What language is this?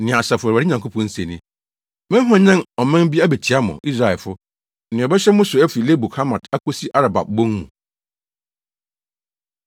Akan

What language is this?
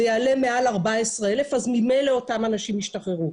Hebrew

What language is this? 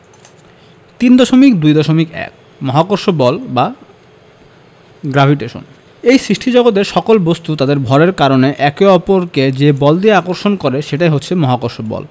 Bangla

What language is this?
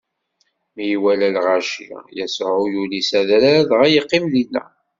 Kabyle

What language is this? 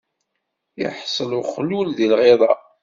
Kabyle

